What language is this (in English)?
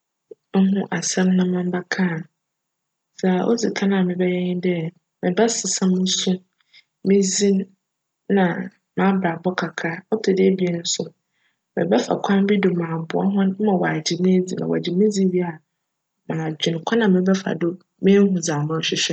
Akan